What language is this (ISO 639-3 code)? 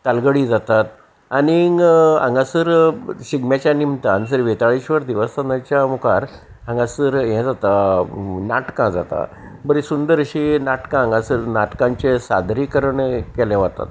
kok